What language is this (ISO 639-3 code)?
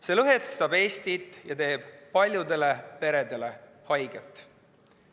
est